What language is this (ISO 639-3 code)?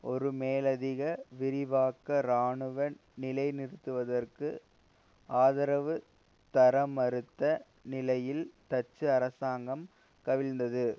tam